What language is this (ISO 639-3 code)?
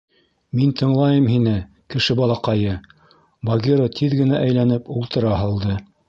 bak